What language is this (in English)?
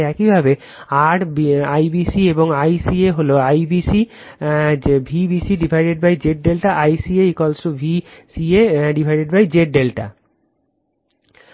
Bangla